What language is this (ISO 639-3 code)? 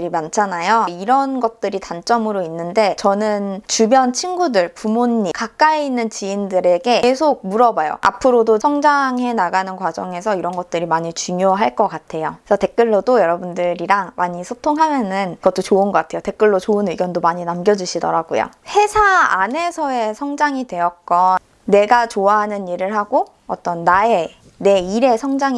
kor